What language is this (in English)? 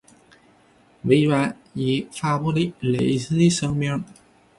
Chinese